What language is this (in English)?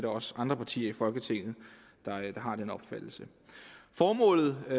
Danish